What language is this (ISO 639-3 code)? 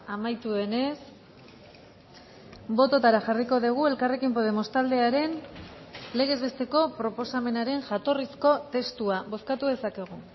eus